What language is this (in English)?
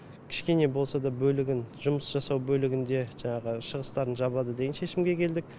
Kazakh